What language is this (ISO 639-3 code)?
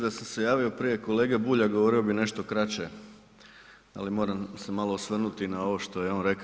hrv